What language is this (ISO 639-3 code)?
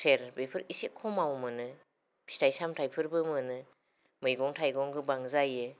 brx